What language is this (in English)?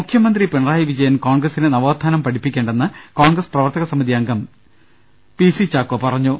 Malayalam